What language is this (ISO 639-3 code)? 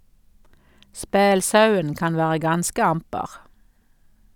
nor